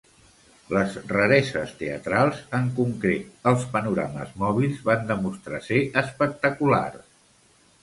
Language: Catalan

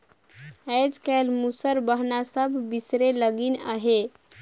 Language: Chhattisgarhi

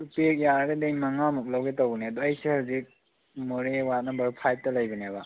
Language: Manipuri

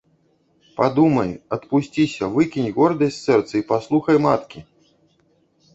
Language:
Belarusian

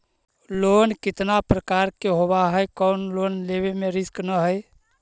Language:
Magahi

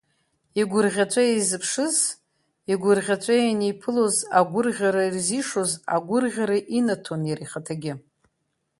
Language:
Abkhazian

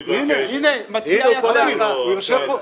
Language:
Hebrew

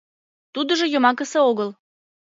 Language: Mari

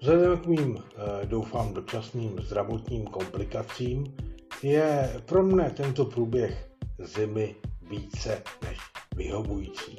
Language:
Czech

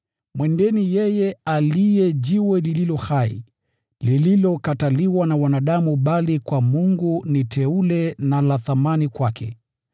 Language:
Swahili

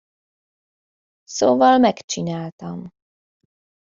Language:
Hungarian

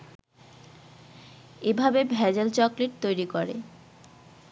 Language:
Bangla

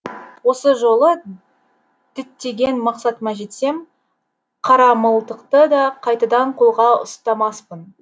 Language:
Kazakh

